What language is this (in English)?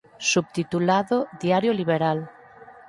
Galician